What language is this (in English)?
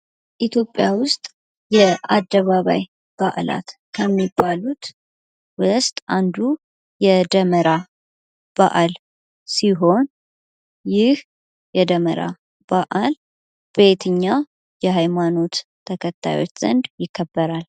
Amharic